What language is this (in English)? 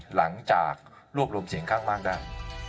Thai